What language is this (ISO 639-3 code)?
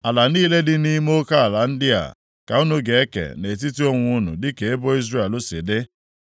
ibo